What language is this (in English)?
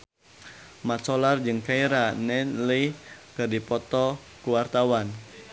Sundanese